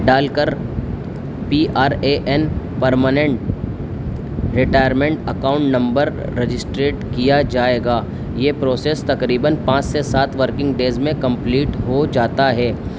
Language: Urdu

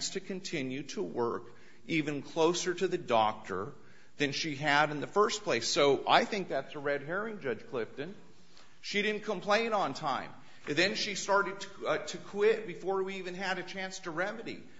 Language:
English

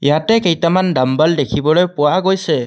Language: Assamese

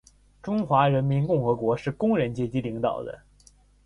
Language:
Chinese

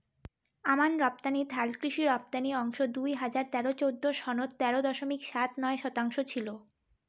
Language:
Bangla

